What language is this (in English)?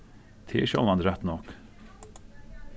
Faroese